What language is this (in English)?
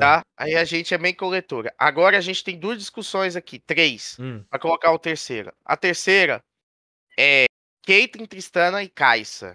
Portuguese